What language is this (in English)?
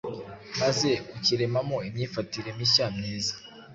Kinyarwanda